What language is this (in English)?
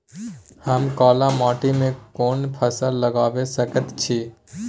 Maithili